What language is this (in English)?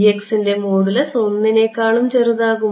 Malayalam